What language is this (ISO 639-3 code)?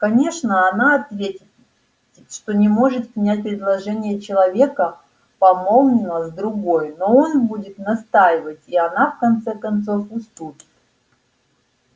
rus